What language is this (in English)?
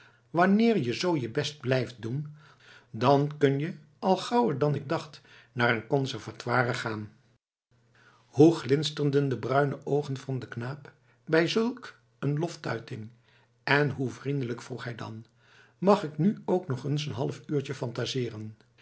Dutch